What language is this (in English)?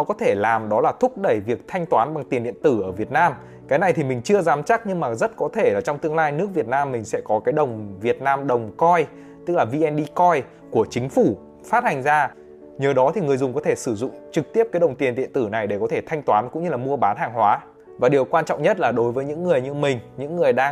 Vietnamese